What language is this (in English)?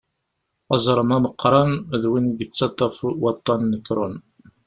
Kabyle